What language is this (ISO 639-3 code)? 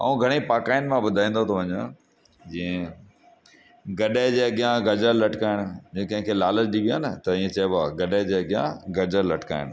snd